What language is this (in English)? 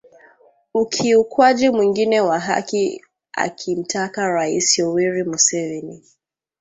Swahili